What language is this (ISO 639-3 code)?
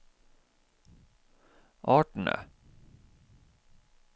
nor